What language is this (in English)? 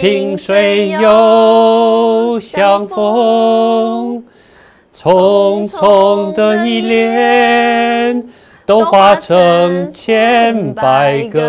Chinese